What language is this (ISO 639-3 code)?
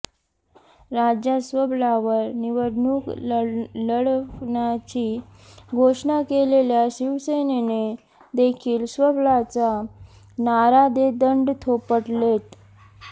mar